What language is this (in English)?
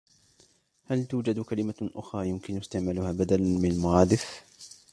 Arabic